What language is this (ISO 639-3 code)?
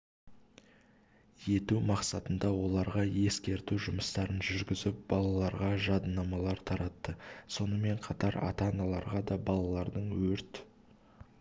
kaz